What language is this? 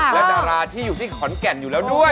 Thai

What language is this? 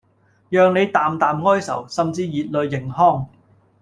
Cantonese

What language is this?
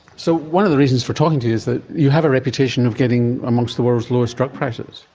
English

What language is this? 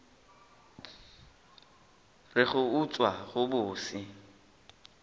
Northern Sotho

